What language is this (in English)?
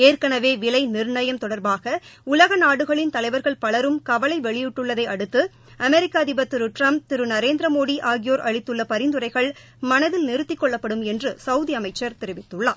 Tamil